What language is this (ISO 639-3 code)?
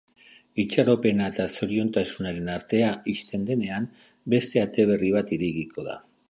eus